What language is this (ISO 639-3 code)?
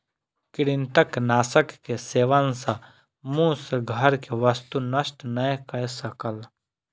mai